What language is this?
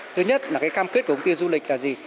Vietnamese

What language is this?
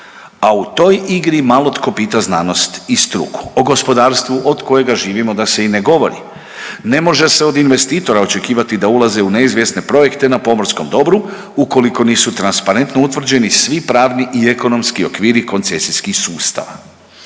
Croatian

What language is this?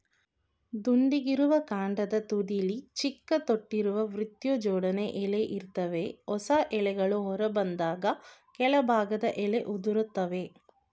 Kannada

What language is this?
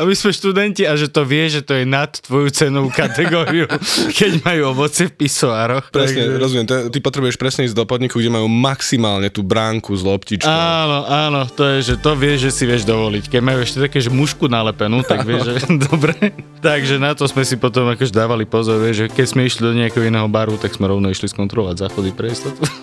Slovak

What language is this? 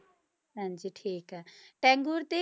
Punjabi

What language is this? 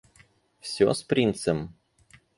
Russian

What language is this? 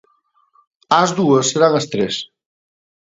Galician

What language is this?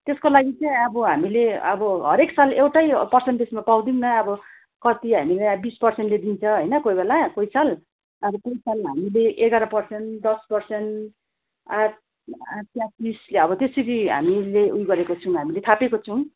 Nepali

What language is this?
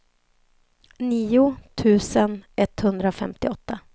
Swedish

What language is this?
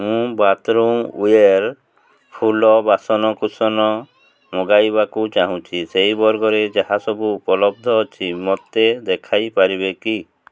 Odia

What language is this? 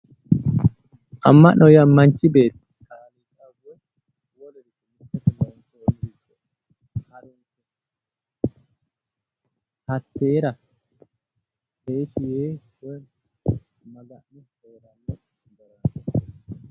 Sidamo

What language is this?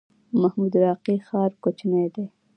Pashto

